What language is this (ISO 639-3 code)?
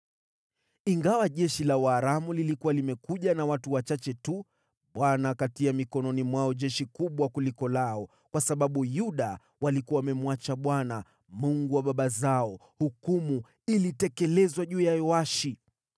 swa